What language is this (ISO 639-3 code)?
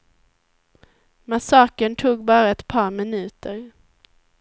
swe